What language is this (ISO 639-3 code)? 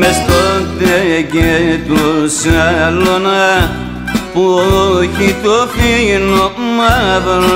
ell